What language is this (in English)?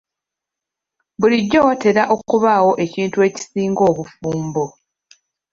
Ganda